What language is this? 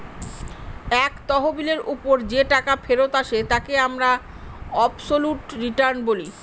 Bangla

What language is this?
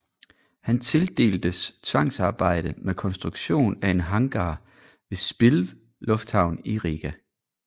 Danish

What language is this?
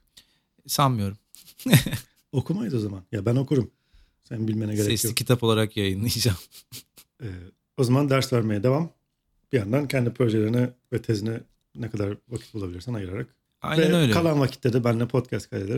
Turkish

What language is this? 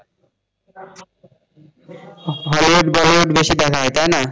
Bangla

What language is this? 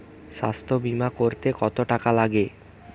Bangla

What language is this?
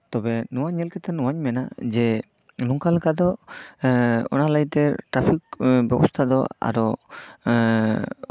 Santali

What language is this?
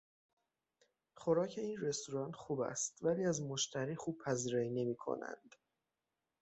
Persian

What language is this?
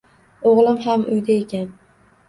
Uzbek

